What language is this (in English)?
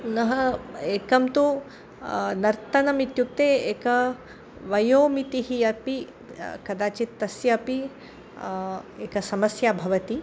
Sanskrit